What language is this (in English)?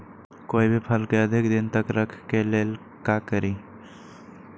Magahi